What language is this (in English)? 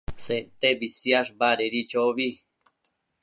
Matsés